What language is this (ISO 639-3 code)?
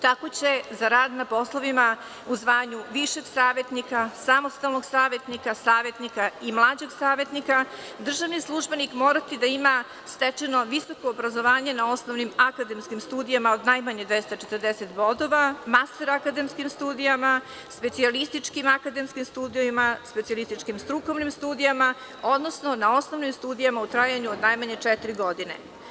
srp